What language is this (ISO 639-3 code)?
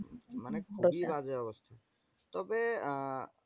ben